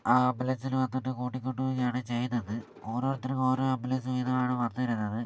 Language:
Malayalam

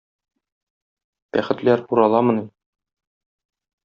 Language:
Tatar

